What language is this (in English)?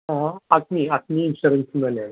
Malayalam